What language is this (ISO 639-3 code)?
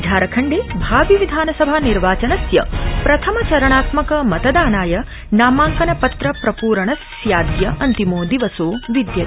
san